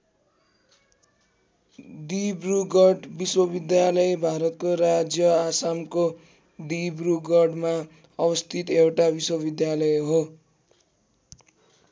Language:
Nepali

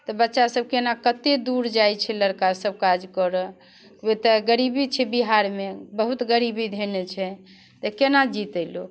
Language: Maithili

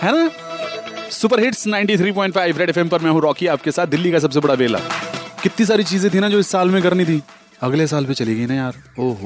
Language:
Hindi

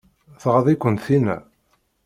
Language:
Kabyle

